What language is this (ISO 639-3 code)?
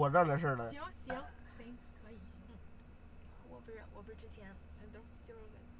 zho